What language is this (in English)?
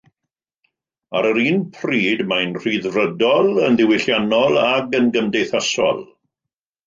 Welsh